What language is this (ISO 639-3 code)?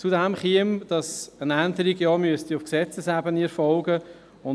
gsw